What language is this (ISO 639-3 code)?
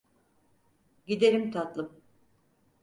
tur